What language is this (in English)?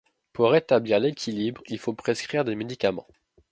French